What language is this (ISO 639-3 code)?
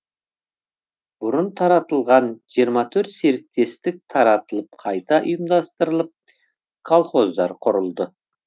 kaz